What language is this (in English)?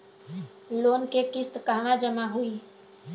Bhojpuri